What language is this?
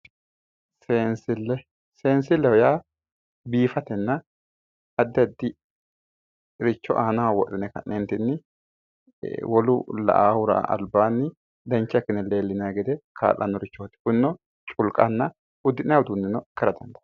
Sidamo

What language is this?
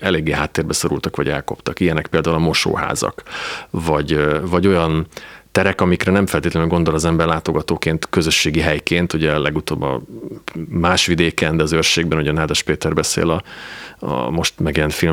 Hungarian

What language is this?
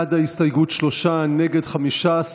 Hebrew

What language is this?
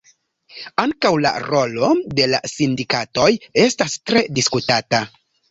Esperanto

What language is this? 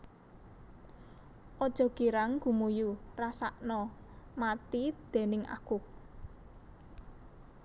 Javanese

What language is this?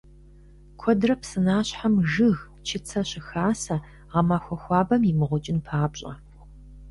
Kabardian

